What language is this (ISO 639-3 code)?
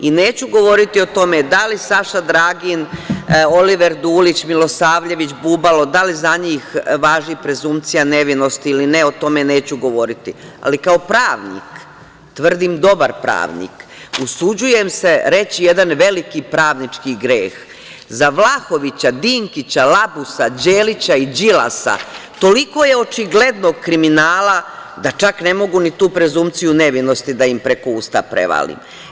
srp